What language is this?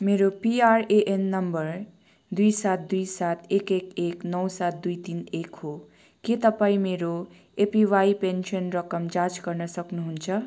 Nepali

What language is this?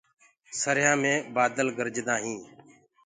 Gurgula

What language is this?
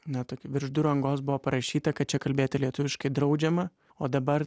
Lithuanian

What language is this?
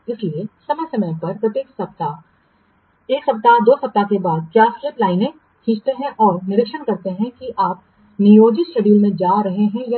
Hindi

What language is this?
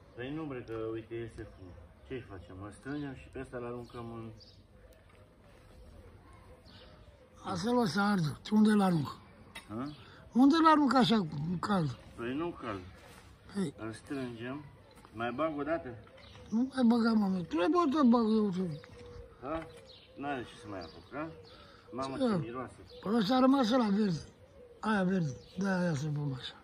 Romanian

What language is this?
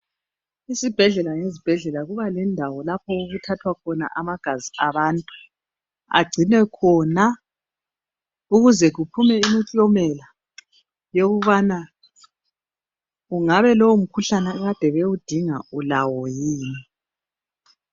North Ndebele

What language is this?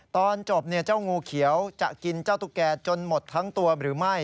Thai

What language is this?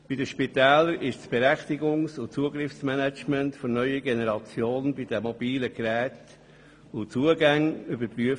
Swiss German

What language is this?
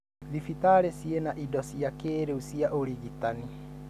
Kikuyu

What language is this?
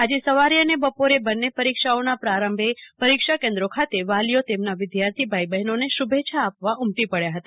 Gujarati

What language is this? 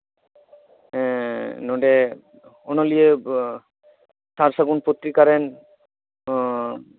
Santali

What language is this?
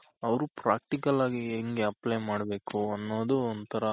Kannada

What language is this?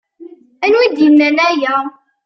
Kabyle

